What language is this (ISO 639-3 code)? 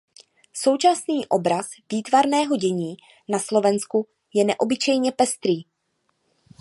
ces